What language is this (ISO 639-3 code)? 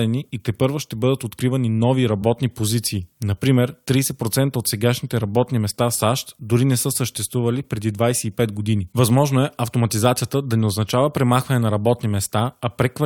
bul